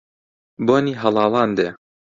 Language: Central Kurdish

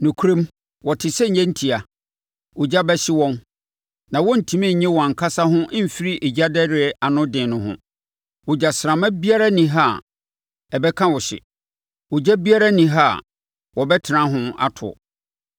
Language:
Akan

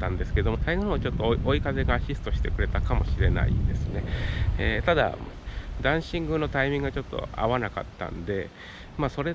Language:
Japanese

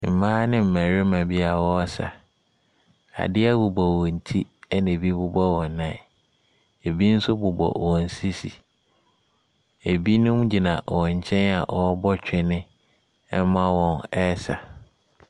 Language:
Akan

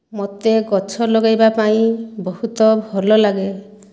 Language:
Odia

